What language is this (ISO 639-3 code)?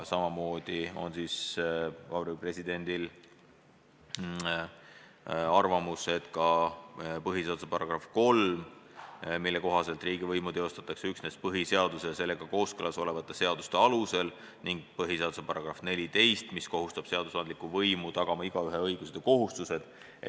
est